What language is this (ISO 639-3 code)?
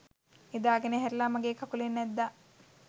sin